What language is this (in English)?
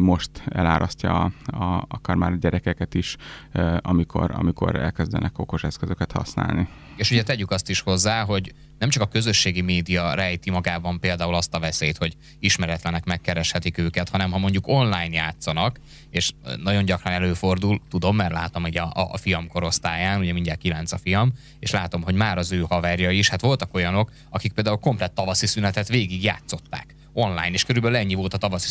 Hungarian